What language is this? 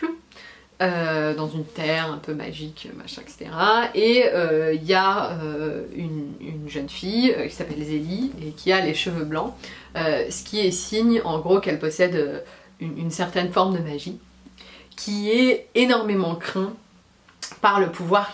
French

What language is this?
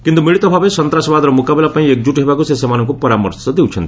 Odia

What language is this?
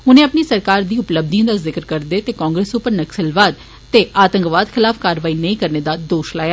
Dogri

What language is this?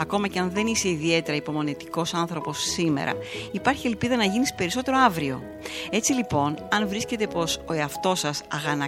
Greek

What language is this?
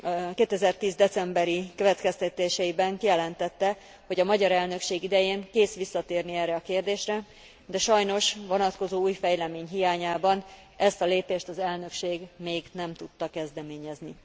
Hungarian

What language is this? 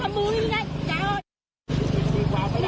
Thai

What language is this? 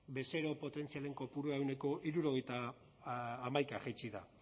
Basque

